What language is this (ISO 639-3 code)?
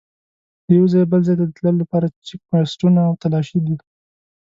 pus